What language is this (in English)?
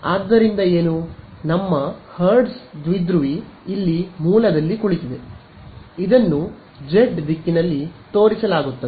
Kannada